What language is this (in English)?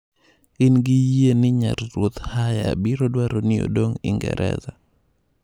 Luo (Kenya and Tanzania)